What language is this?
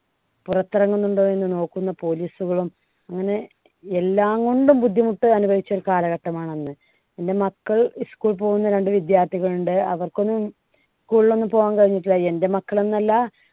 Malayalam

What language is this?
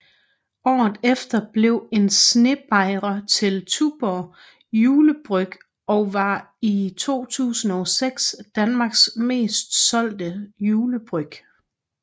Danish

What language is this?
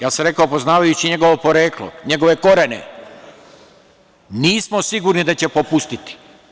Serbian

